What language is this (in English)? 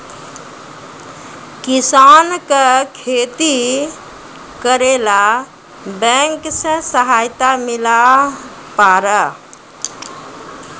Maithili